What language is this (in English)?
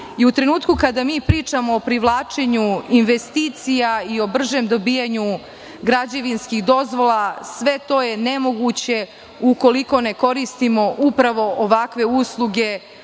Serbian